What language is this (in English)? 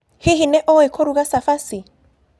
Kikuyu